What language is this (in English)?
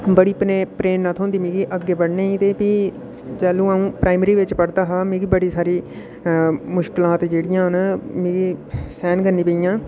Dogri